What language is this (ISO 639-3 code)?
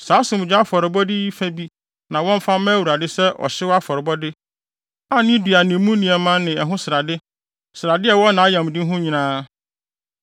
aka